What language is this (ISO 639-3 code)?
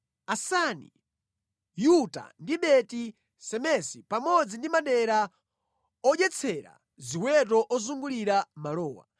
nya